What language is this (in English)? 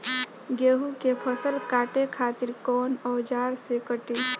Bhojpuri